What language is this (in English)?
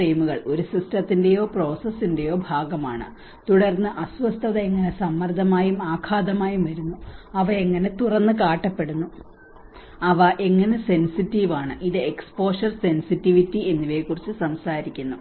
Malayalam